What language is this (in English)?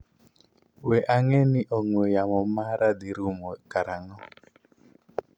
Luo (Kenya and Tanzania)